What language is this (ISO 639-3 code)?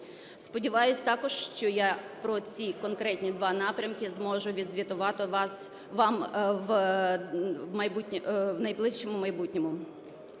ukr